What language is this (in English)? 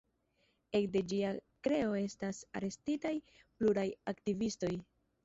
Esperanto